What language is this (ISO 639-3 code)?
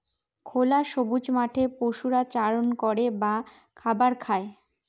ben